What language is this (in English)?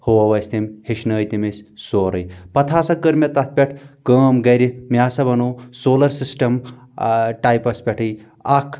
Kashmiri